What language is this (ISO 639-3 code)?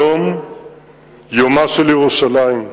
heb